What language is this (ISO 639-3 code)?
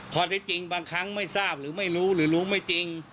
tha